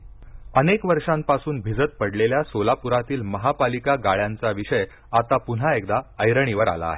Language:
Marathi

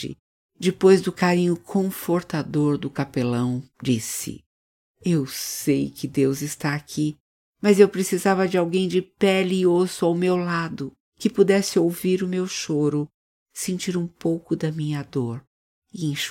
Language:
Portuguese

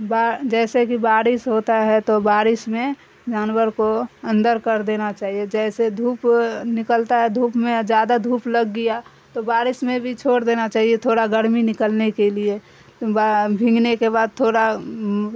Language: Urdu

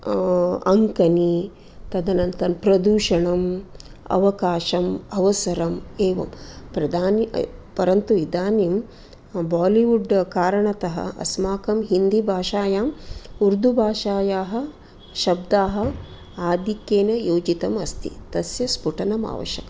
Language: Sanskrit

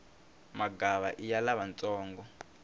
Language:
Tsonga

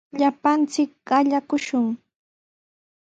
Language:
Sihuas Ancash Quechua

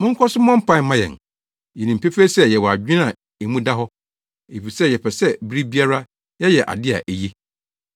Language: Akan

